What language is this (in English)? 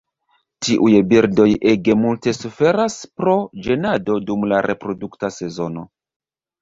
Esperanto